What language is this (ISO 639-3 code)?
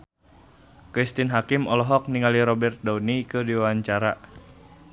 sun